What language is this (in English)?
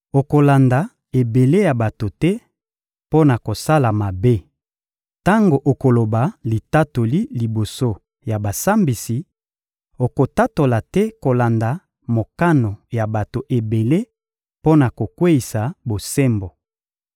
Lingala